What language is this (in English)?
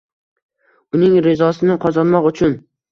Uzbek